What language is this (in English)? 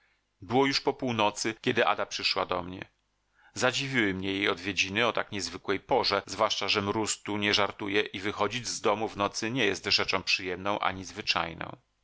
Polish